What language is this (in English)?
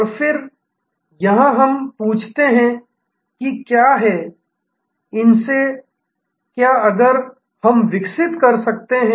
Hindi